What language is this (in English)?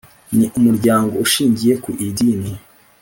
Kinyarwanda